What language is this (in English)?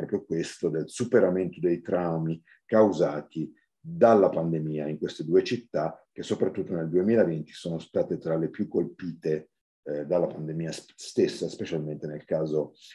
Italian